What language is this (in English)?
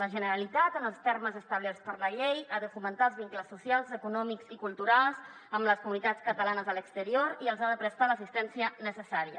Catalan